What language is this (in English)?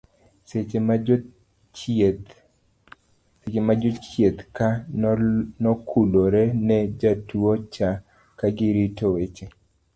Luo (Kenya and Tanzania)